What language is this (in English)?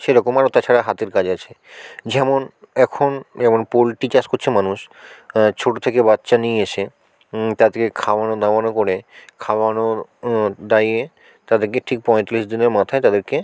Bangla